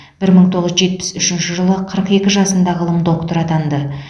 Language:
Kazakh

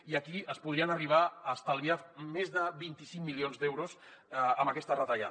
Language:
Catalan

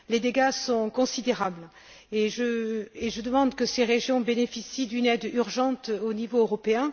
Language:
French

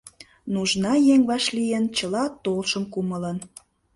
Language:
Mari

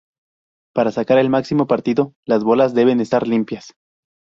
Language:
Spanish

